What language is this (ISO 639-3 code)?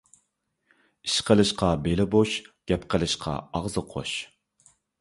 uig